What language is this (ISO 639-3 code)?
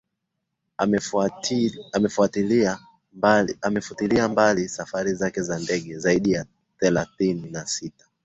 swa